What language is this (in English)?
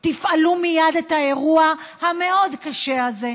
Hebrew